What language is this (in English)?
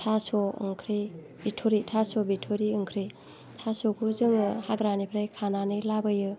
Bodo